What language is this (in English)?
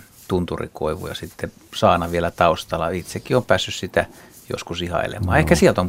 Finnish